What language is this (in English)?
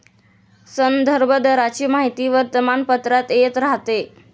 Marathi